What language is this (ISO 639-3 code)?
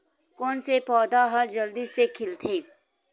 hne